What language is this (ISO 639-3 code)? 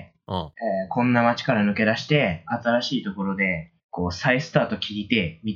jpn